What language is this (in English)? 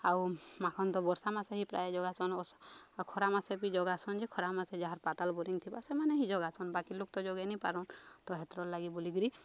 Odia